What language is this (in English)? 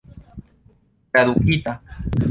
Esperanto